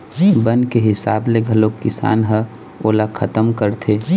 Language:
Chhattisgarhi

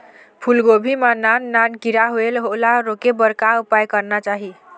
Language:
Chhattisgarhi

